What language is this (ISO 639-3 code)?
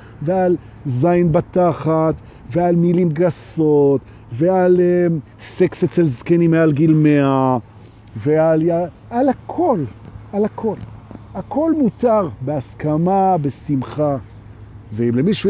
heb